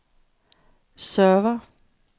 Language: Danish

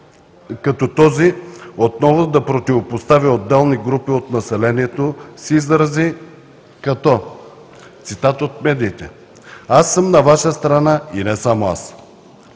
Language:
Bulgarian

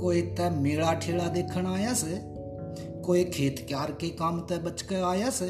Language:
Hindi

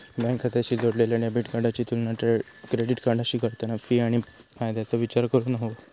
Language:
Marathi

